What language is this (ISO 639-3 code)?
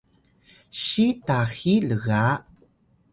tay